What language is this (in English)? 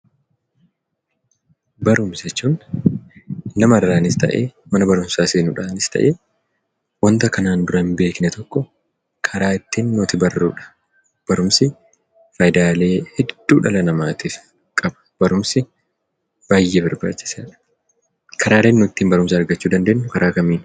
Oromo